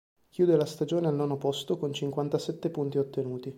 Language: Italian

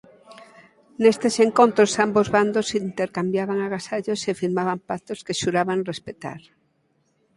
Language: Galician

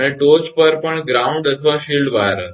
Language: Gujarati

